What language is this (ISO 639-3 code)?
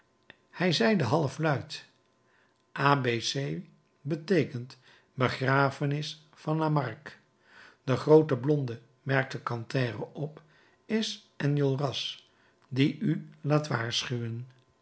nld